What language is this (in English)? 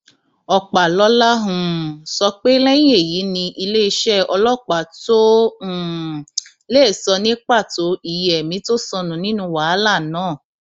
Yoruba